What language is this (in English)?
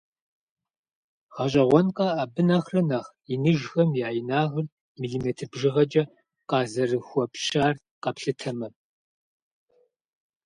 Kabardian